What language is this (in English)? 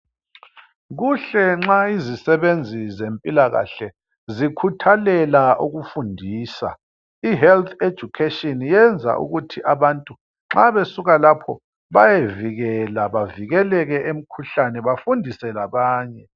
North Ndebele